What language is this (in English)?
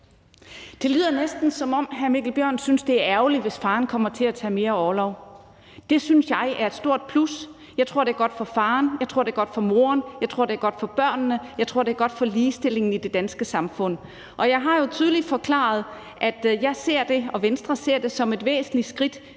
Danish